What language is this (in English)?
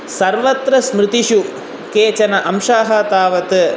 Sanskrit